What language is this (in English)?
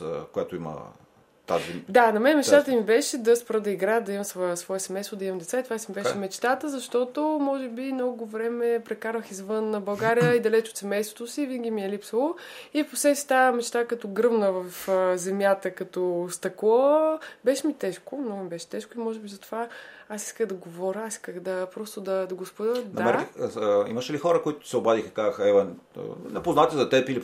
Bulgarian